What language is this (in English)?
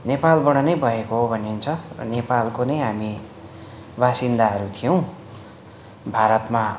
Nepali